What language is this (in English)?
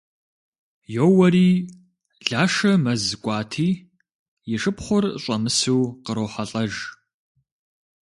Kabardian